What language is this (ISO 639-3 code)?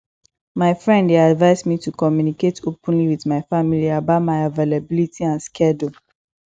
pcm